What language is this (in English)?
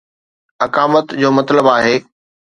Sindhi